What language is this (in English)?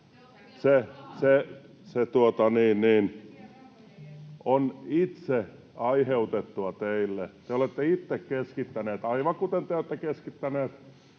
Finnish